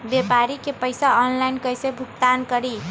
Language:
Magahi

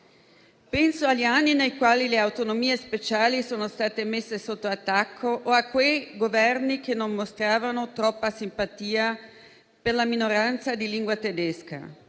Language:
Italian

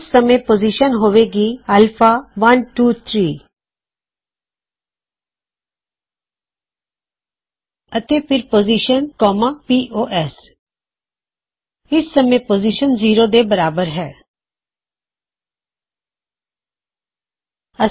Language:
Punjabi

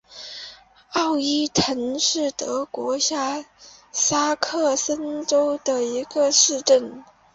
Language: Chinese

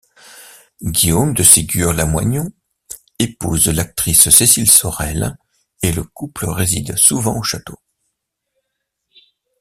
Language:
French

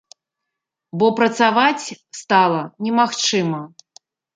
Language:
Belarusian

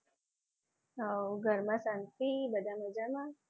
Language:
Gujarati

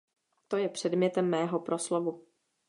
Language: Czech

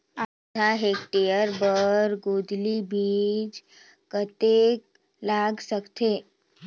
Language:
Chhattisgarhi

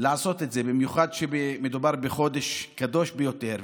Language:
Hebrew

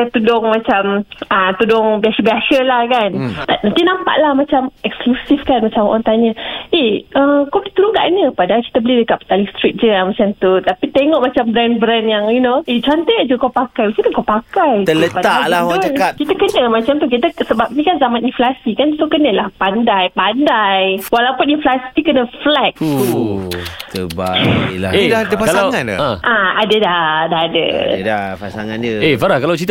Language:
Malay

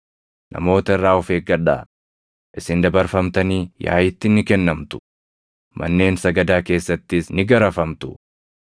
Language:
Oromo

